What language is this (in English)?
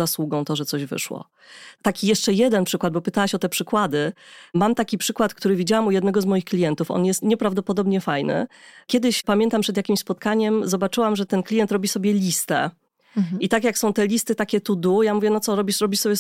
Polish